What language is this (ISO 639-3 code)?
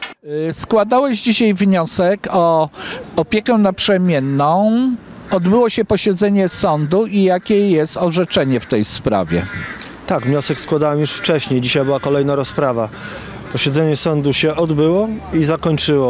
pol